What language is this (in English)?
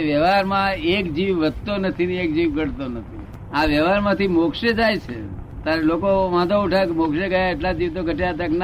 Gujarati